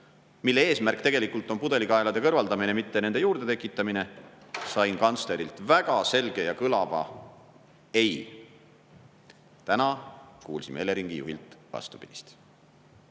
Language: Estonian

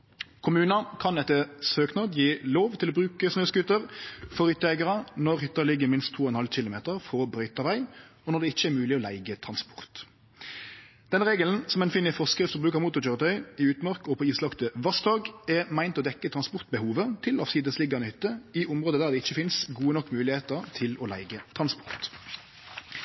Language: Norwegian Nynorsk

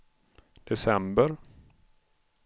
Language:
Swedish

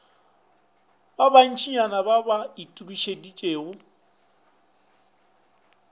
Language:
Northern Sotho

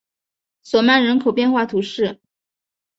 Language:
Chinese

